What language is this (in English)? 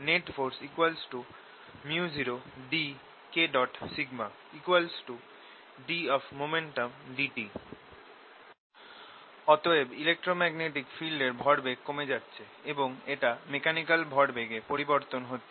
Bangla